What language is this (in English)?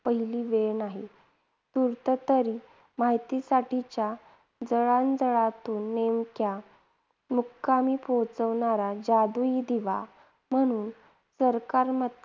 Marathi